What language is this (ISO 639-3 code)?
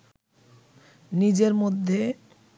ben